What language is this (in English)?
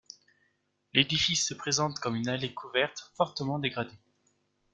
French